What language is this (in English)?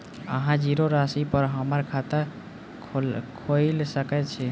Maithili